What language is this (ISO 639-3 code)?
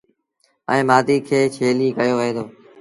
sbn